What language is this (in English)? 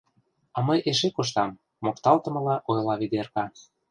Mari